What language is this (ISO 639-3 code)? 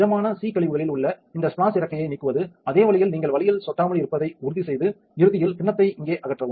tam